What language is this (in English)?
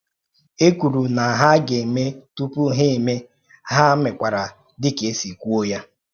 Igbo